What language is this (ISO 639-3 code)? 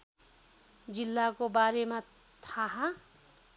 nep